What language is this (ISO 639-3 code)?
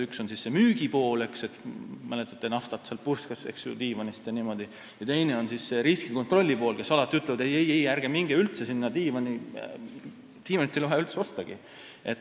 est